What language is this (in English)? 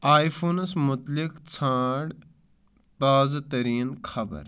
Kashmiri